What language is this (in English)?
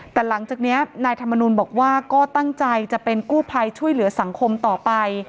Thai